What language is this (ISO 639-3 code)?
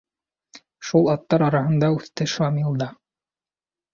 bak